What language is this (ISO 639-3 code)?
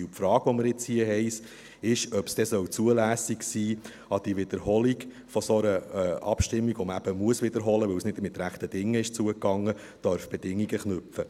gsw